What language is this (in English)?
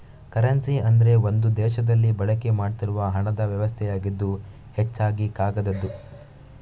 Kannada